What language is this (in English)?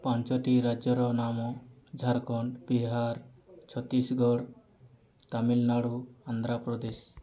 Odia